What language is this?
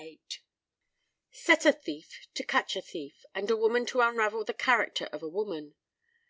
English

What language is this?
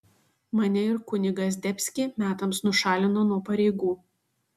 Lithuanian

